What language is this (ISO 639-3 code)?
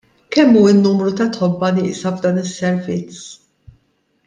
mlt